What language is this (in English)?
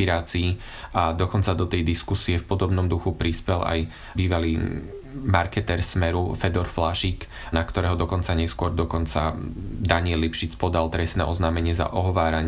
Slovak